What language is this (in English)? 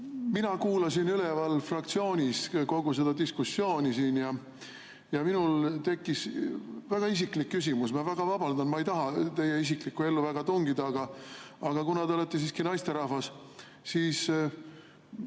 Estonian